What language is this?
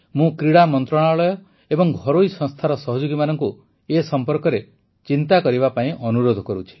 Odia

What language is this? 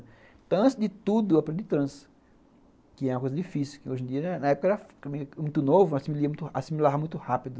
Portuguese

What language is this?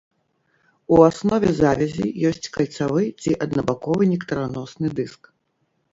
Belarusian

